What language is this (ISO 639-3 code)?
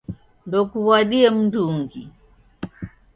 dav